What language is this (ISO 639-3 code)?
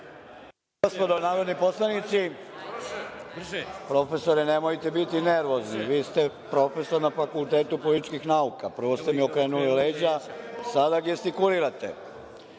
srp